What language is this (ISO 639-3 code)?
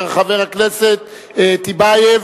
heb